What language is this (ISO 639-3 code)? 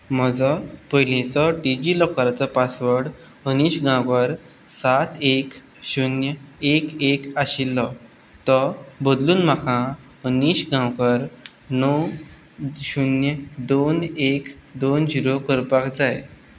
kok